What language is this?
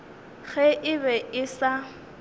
Northern Sotho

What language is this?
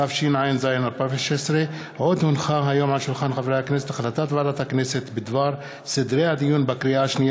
Hebrew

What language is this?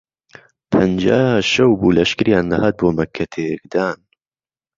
Central Kurdish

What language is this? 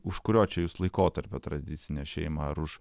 Lithuanian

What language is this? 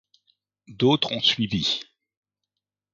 French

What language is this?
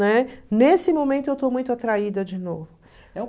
Portuguese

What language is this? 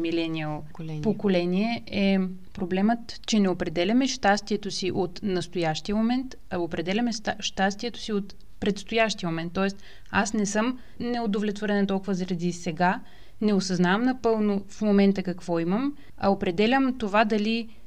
Bulgarian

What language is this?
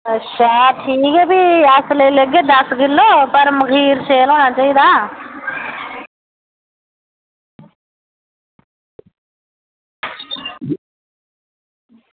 Dogri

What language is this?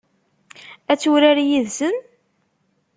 Kabyle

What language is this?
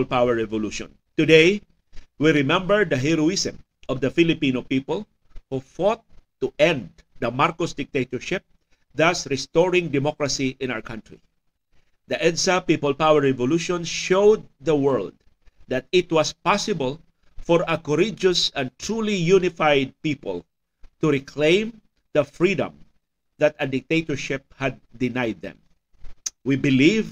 Filipino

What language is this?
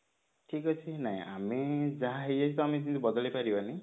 Odia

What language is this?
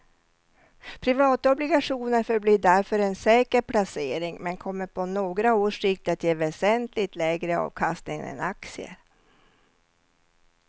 Swedish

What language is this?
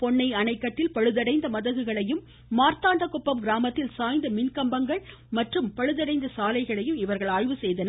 Tamil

